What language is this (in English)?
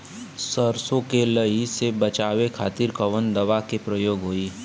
Bhojpuri